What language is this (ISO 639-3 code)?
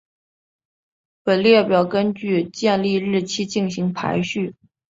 zho